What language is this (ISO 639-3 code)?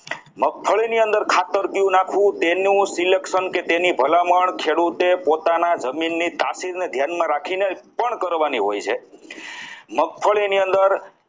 guj